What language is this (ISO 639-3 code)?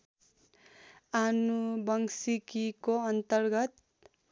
nep